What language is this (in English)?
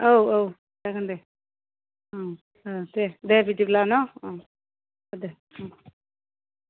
Bodo